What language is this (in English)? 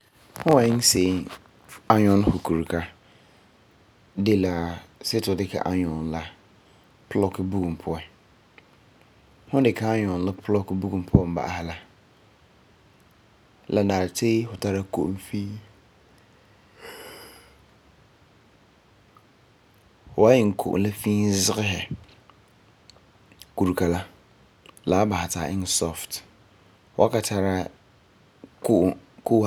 Frafra